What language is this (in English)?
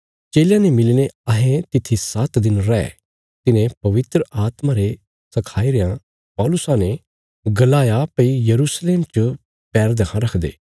Bilaspuri